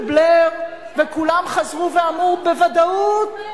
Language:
Hebrew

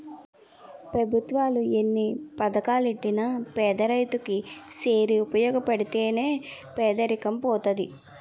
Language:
Telugu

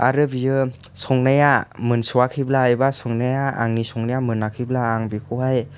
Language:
Bodo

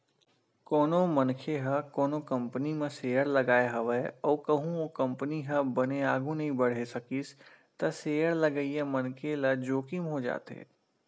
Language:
Chhattisgarhi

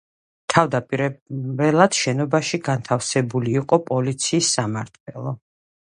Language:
Georgian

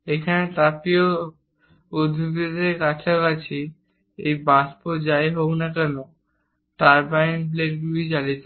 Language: Bangla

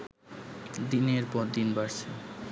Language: Bangla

